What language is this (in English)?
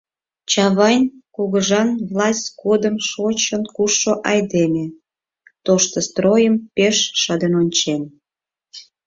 Mari